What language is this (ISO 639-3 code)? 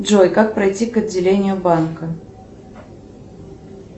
rus